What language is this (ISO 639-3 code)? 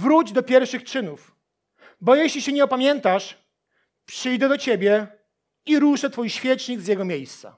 pol